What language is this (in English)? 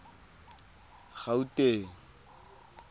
Tswana